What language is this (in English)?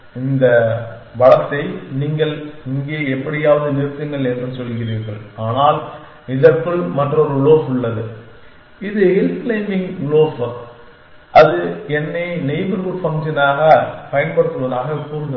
Tamil